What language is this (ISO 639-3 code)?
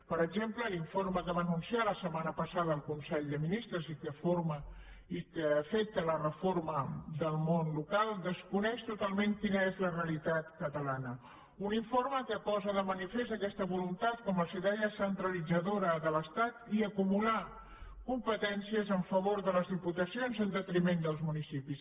cat